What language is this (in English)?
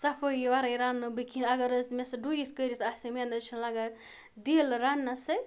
Kashmiri